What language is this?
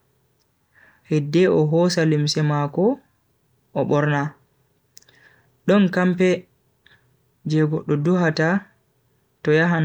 Bagirmi Fulfulde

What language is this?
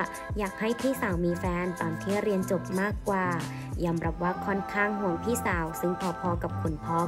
Thai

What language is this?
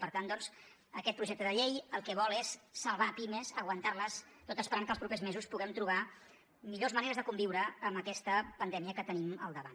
Catalan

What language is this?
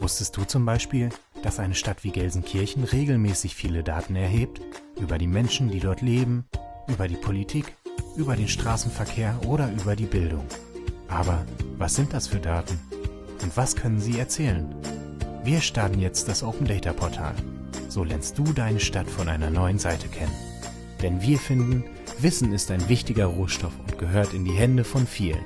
German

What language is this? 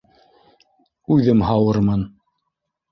Bashkir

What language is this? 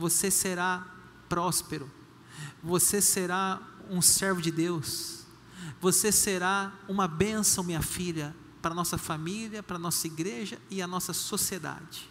Portuguese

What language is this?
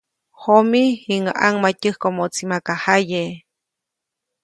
Copainalá Zoque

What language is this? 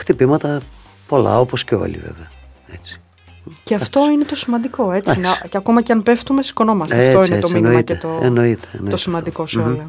Greek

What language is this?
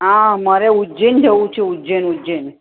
Gujarati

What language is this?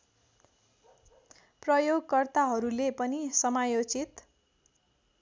Nepali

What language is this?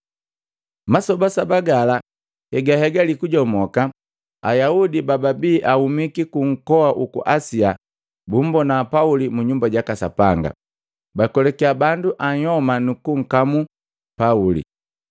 Matengo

